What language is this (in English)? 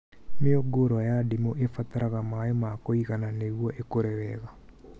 Kikuyu